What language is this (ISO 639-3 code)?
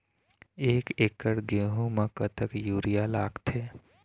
hne